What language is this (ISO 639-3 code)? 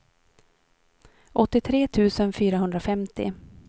swe